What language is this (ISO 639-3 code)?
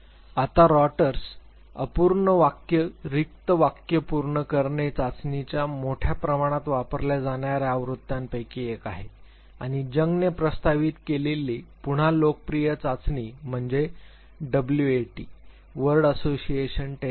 mar